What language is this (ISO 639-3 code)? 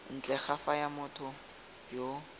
tsn